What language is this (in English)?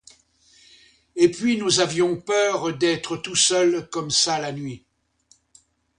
French